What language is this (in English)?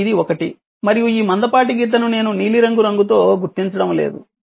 Telugu